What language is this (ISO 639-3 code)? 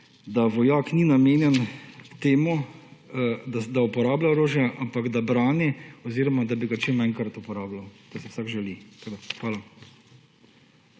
slv